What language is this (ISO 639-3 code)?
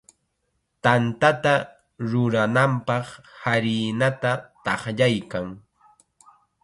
qxa